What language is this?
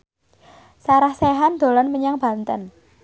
Javanese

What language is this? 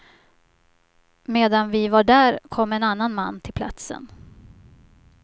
Swedish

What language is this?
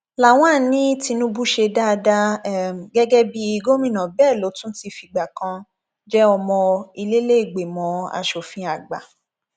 Yoruba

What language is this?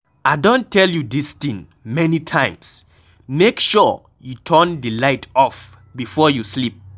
Nigerian Pidgin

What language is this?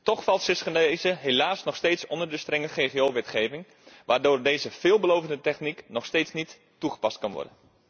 Dutch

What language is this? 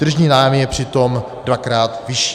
Czech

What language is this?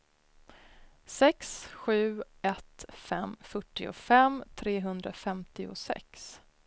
Swedish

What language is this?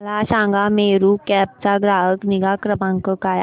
Marathi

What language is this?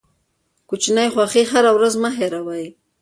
Pashto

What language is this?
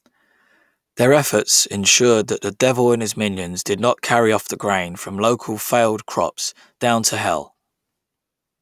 English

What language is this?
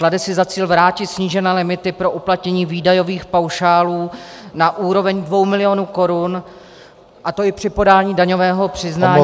Czech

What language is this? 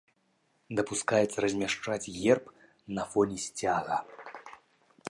Belarusian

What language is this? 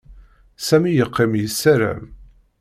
Kabyle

